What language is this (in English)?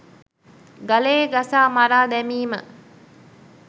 Sinhala